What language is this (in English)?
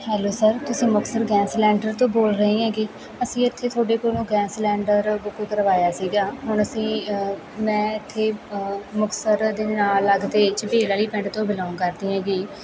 Punjabi